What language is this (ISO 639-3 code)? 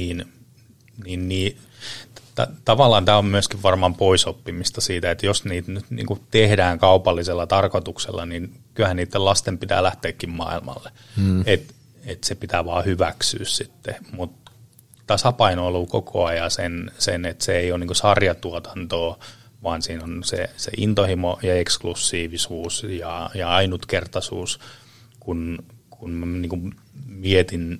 fin